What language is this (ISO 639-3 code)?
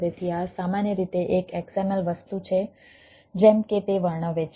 guj